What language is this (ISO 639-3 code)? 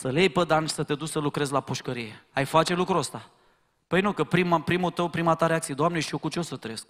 ron